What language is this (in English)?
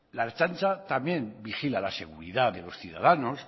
Spanish